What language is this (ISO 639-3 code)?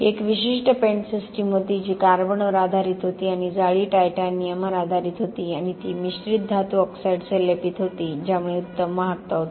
mar